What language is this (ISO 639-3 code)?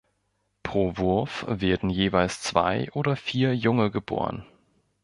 deu